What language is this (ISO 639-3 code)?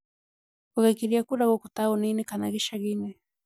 kik